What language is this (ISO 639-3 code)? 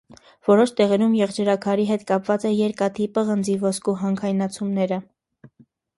hye